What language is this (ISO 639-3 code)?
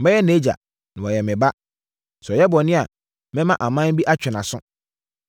aka